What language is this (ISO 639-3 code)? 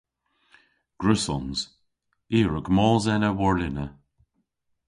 cor